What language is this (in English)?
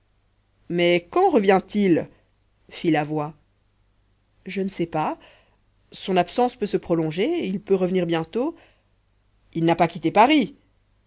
French